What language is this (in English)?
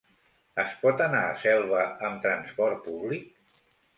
Catalan